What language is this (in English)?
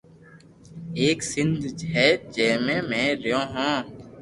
Loarki